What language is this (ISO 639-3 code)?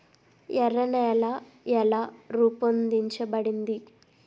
tel